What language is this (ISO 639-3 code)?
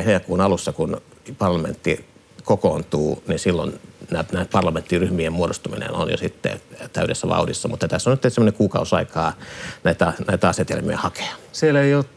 fin